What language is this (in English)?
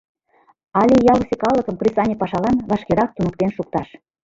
Mari